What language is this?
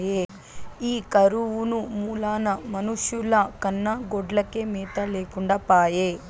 Telugu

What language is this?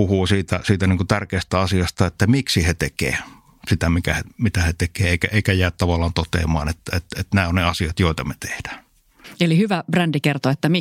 Finnish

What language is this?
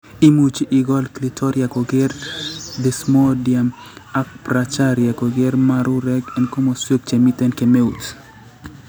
Kalenjin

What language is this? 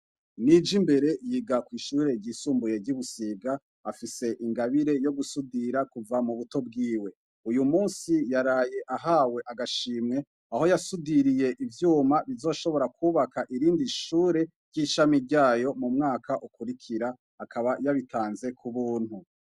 Rundi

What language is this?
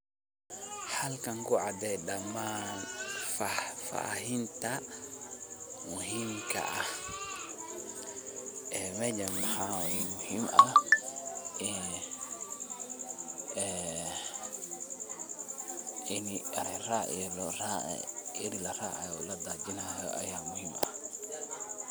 Somali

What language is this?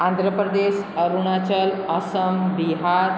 Hindi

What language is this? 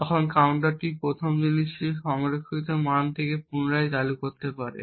Bangla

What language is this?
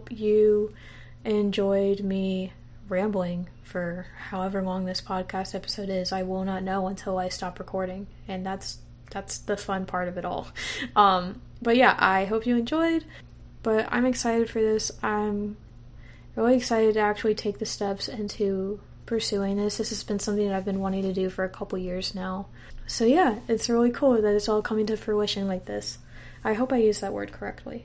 English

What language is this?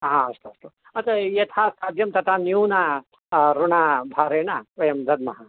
Sanskrit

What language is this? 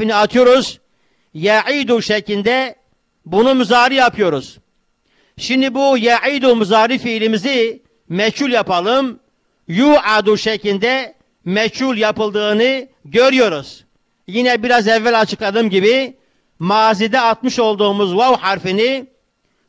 Turkish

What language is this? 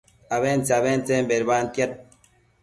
Matsés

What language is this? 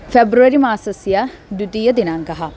Sanskrit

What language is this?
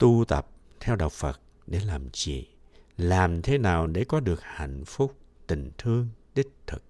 Vietnamese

